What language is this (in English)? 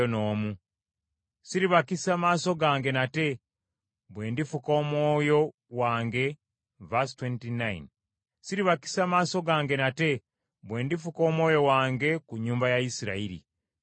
Ganda